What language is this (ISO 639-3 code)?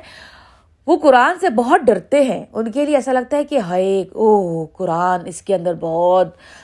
urd